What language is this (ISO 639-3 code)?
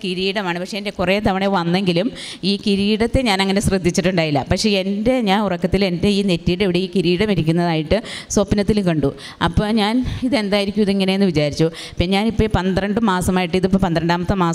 mal